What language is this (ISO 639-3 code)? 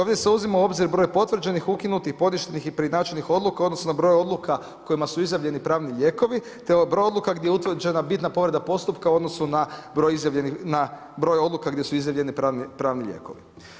hrv